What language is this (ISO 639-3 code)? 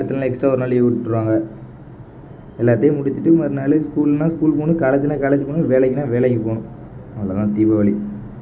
tam